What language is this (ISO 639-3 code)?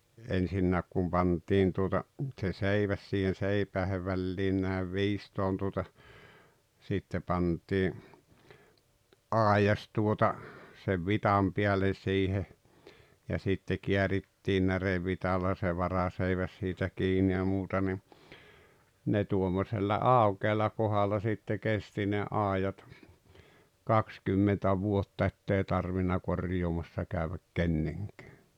fin